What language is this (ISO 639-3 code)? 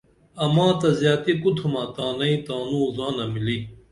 dml